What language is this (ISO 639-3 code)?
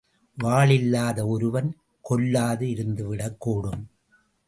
tam